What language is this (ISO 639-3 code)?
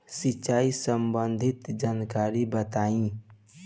bho